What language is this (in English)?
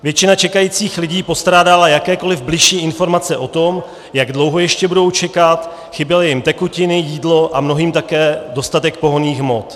Czech